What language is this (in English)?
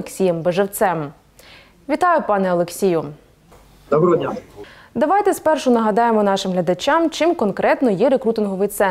Ukrainian